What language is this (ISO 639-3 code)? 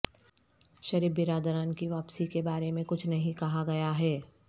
urd